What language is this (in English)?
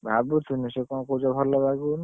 Odia